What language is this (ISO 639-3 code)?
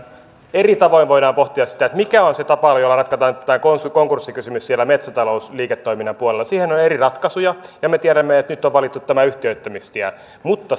fin